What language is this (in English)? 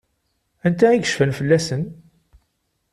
Kabyle